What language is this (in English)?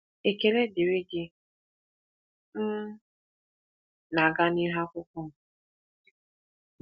Igbo